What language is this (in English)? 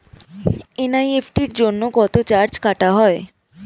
Bangla